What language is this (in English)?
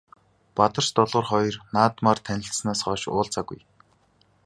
Mongolian